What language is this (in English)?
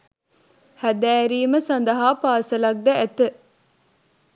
Sinhala